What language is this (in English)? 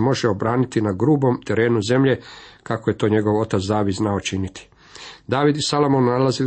Croatian